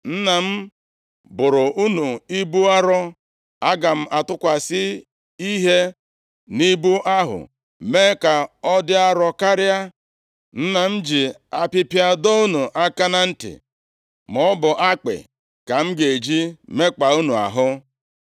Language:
Igbo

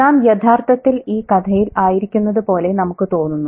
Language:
Malayalam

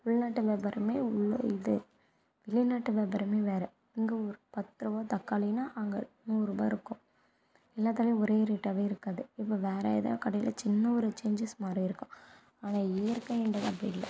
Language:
Tamil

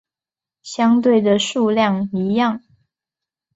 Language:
Chinese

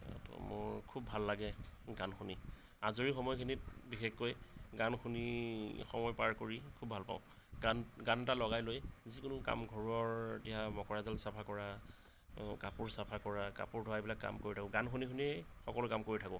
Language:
Assamese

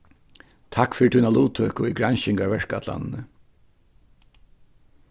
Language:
Faroese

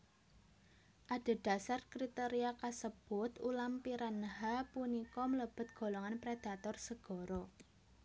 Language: Javanese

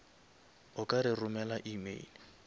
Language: Northern Sotho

